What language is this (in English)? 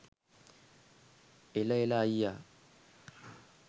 Sinhala